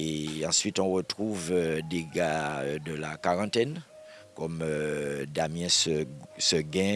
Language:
French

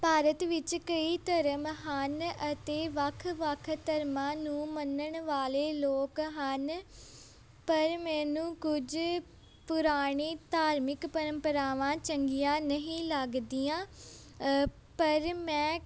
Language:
Punjabi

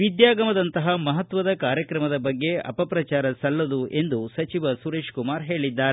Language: Kannada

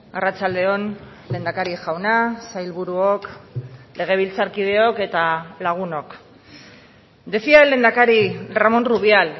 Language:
Basque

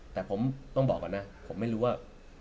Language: Thai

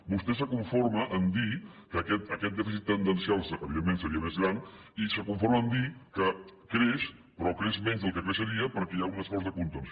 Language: Catalan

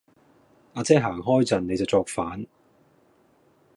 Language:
Cantonese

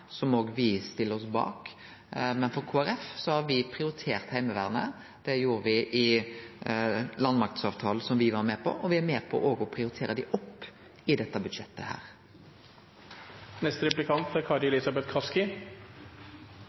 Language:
Norwegian Nynorsk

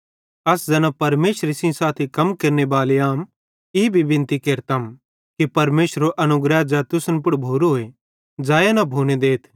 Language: Bhadrawahi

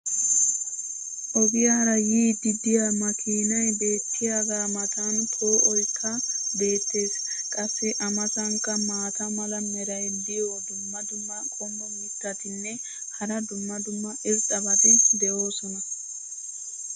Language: Wolaytta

